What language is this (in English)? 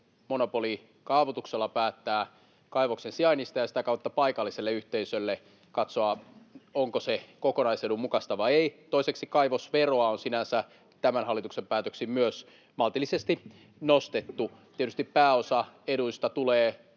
Finnish